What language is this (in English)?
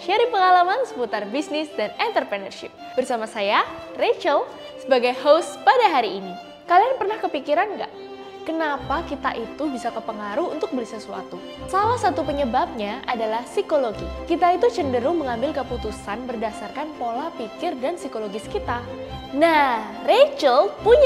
Indonesian